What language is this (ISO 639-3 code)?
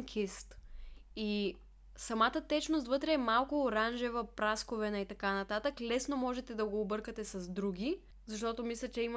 bul